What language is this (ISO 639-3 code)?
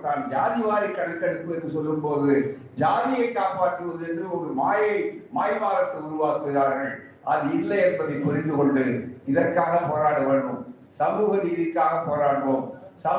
tam